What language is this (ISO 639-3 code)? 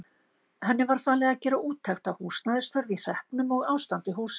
isl